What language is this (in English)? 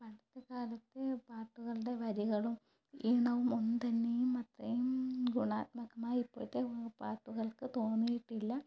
Malayalam